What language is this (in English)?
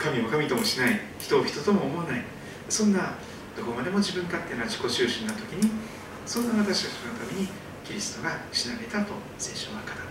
Japanese